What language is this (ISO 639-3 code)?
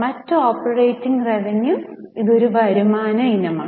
mal